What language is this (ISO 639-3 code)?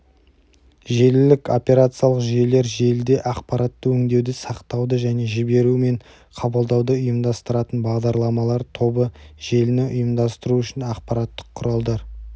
kaz